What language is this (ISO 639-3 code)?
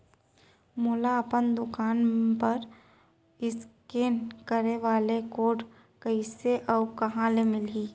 hne